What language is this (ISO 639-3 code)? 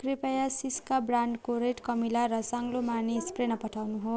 nep